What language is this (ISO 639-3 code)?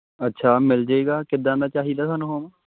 pan